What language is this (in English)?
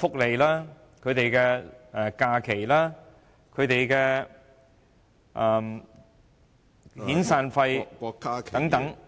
Cantonese